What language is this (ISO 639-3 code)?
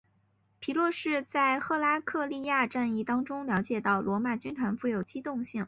zho